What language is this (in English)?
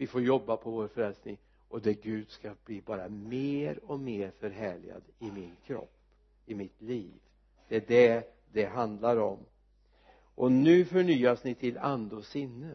Swedish